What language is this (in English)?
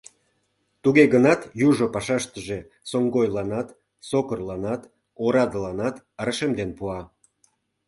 Mari